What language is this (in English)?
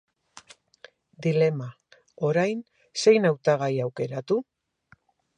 Basque